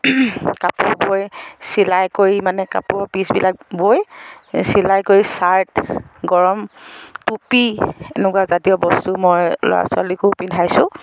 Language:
Assamese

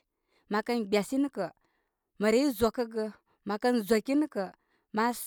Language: Koma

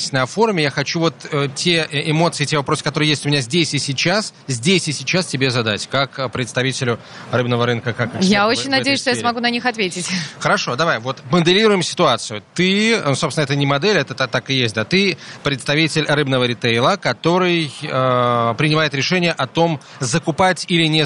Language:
Russian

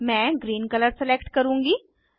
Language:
Hindi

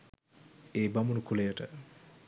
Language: Sinhala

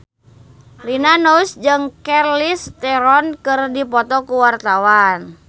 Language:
Sundanese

